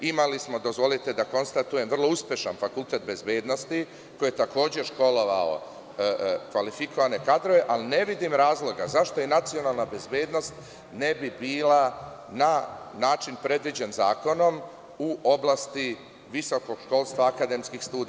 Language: Serbian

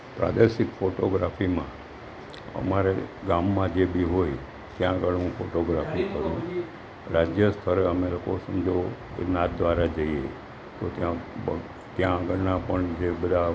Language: Gujarati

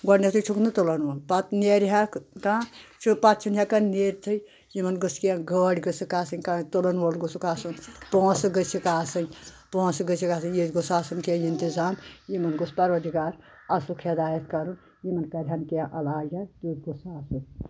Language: Kashmiri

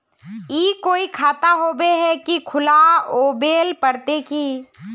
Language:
Magahi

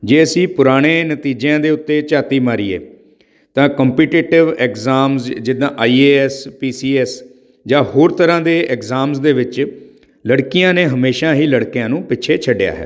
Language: Punjabi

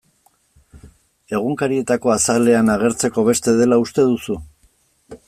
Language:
Basque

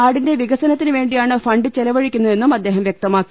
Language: Malayalam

